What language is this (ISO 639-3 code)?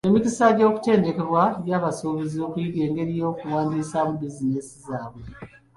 lug